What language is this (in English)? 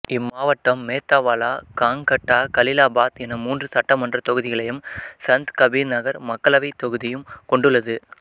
Tamil